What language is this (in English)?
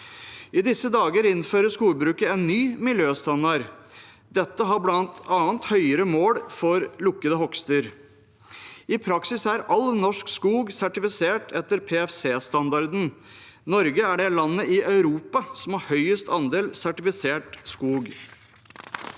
Norwegian